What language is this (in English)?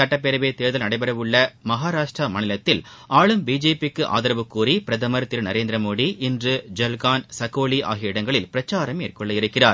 Tamil